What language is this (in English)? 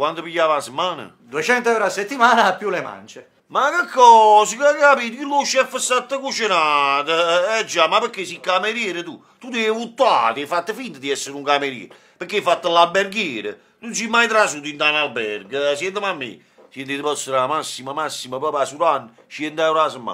Italian